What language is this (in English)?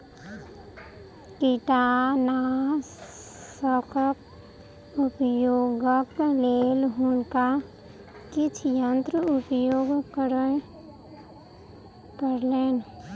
Maithili